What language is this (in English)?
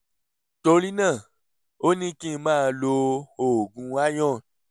Yoruba